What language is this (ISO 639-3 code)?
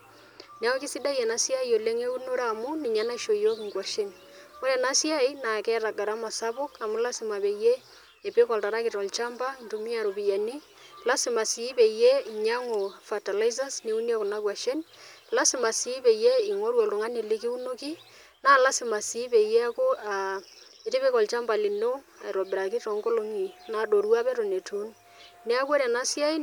mas